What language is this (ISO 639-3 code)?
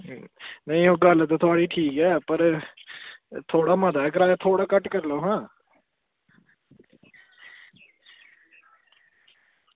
doi